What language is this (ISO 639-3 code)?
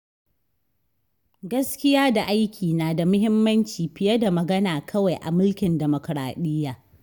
hau